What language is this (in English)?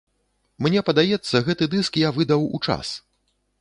Belarusian